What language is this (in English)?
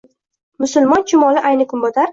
Uzbek